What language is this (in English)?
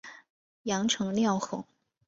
Chinese